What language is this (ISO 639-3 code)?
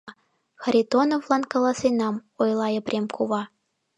chm